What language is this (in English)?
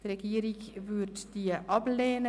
Swiss German